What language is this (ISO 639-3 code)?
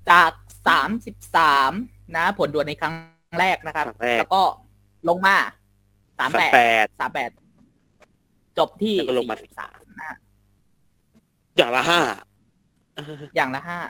tha